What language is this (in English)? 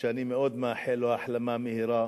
Hebrew